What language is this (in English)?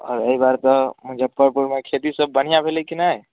Maithili